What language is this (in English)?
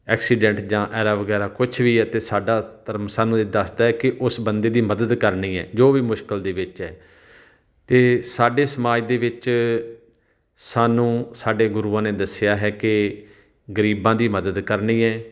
Punjabi